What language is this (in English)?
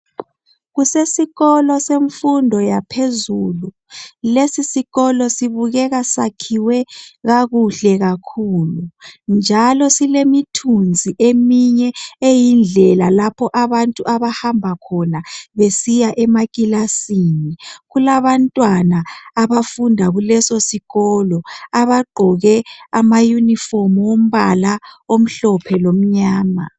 North Ndebele